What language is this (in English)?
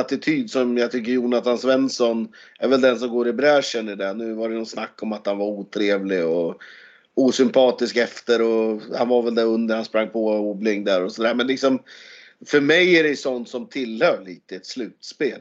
Swedish